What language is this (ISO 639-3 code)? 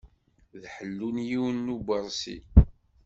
kab